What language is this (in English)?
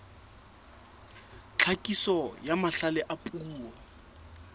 Southern Sotho